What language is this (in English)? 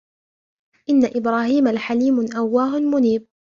Arabic